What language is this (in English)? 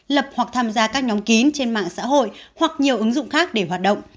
Vietnamese